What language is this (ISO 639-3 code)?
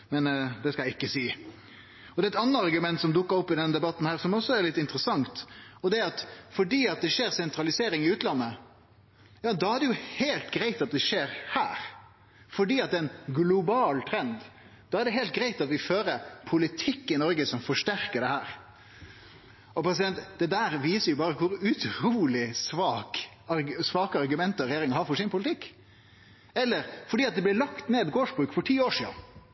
nno